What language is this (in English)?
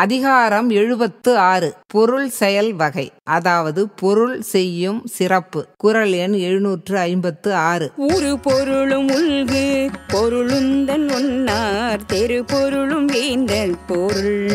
Romanian